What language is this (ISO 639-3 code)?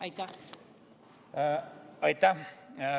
est